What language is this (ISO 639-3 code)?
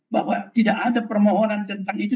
ind